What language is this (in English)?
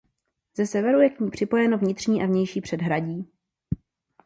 Czech